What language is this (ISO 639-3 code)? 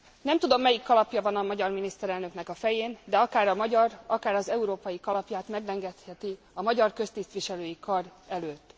hun